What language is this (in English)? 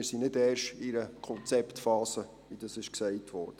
Swiss German